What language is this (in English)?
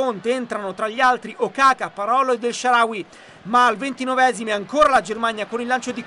Italian